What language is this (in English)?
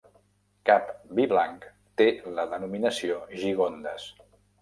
Catalan